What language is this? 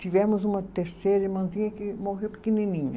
Portuguese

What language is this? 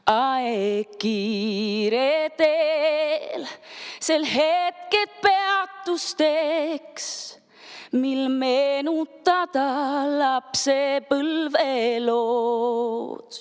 Estonian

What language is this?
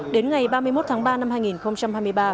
Vietnamese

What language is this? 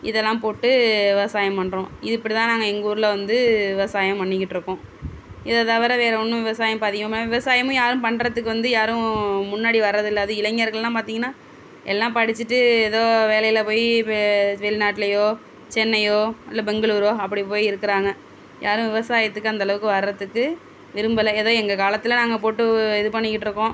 Tamil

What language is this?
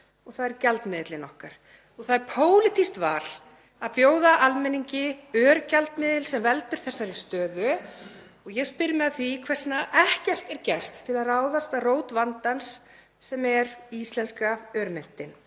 Icelandic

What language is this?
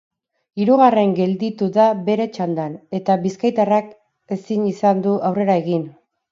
Basque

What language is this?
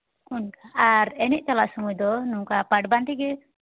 Santali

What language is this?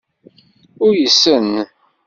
Kabyle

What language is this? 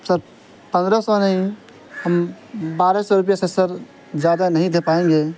Urdu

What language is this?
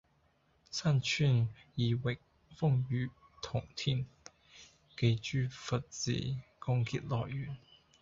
Cantonese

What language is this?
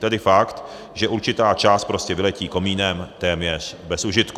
Czech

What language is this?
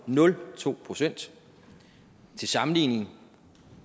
Danish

